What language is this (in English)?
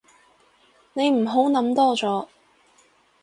Cantonese